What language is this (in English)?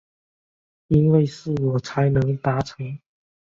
Chinese